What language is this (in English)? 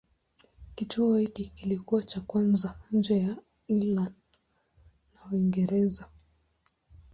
Swahili